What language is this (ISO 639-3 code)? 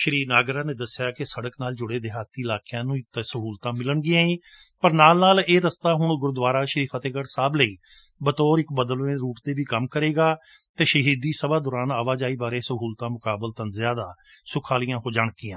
pan